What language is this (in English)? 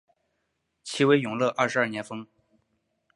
Chinese